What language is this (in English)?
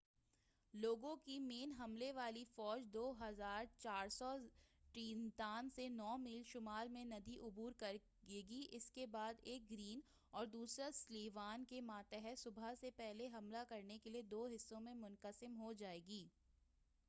Urdu